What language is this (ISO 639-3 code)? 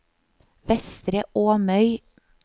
nor